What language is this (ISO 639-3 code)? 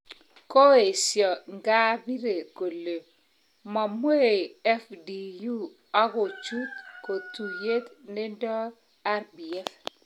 kln